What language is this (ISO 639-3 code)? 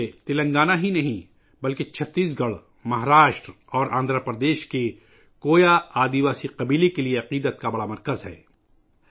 urd